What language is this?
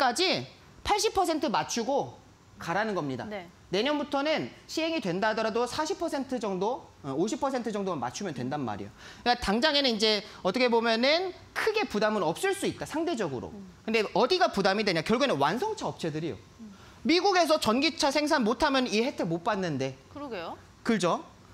Korean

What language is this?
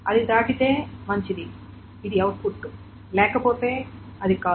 Telugu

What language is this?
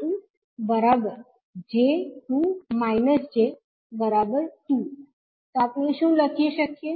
Gujarati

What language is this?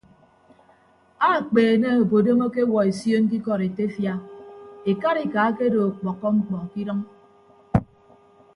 Ibibio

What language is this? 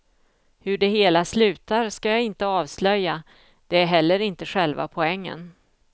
Swedish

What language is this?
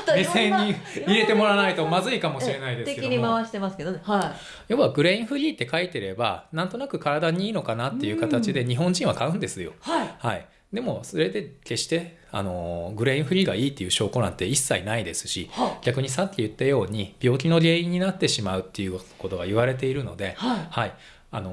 Japanese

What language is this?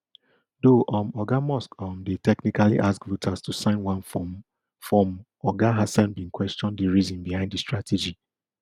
Nigerian Pidgin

